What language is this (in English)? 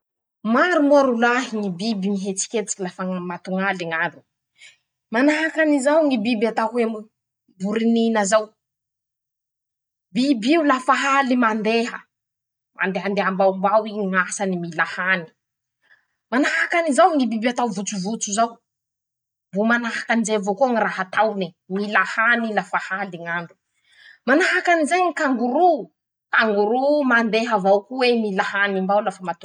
Masikoro Malagasy